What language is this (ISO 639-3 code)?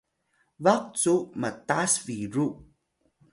tay